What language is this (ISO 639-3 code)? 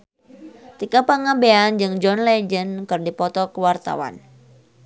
sun